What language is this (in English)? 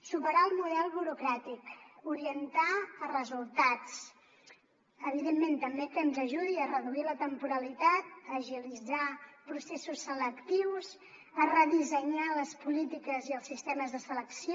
Catalan